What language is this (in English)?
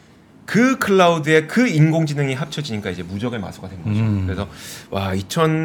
Korean